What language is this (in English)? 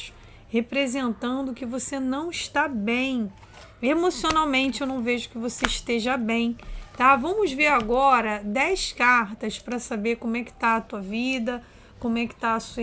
Portuguese